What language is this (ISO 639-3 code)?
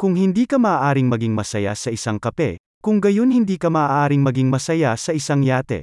fil